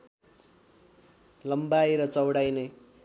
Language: Nepali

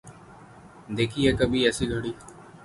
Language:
Urdu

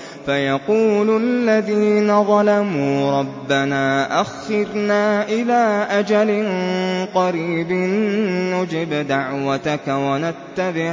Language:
Arabic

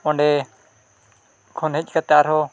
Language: Santali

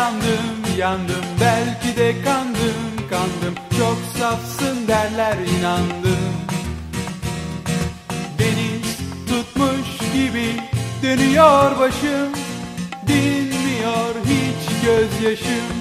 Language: Dutch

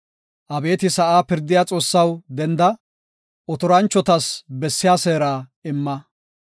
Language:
Gofa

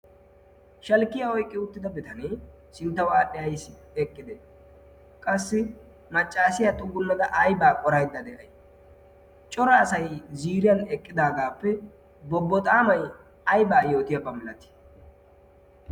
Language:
Wolaytta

